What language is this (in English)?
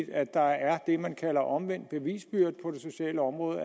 Danish